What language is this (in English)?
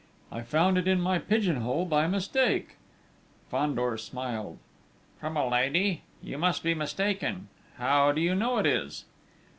English